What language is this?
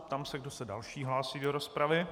Czech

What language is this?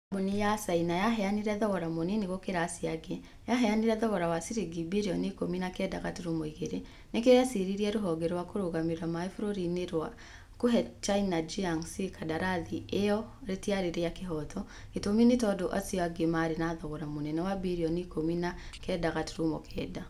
Kikuyu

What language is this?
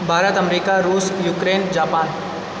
Maithili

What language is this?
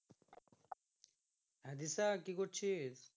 Bangla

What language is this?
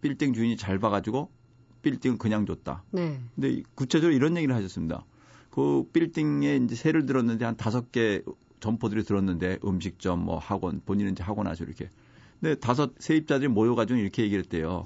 Korean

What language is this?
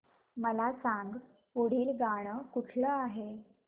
Marathi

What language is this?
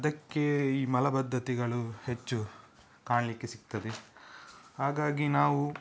Kannada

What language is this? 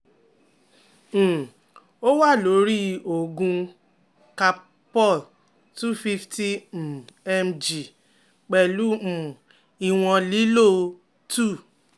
Yoruba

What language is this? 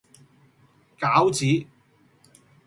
Cantonese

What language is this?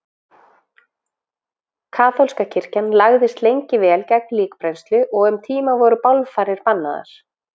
Icelandic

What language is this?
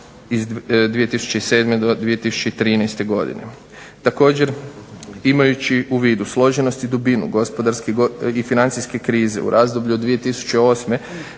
Croatian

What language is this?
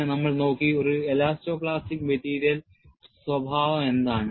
Malayalam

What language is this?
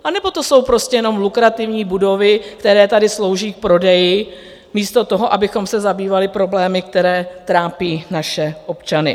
Czech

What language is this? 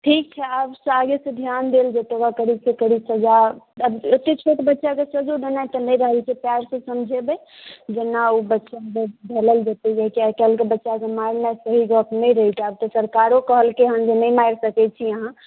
Maithili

